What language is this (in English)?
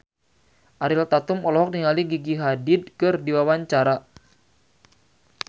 Sundanese